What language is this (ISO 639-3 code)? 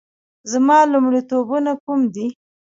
pus